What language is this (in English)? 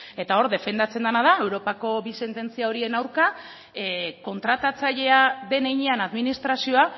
Basque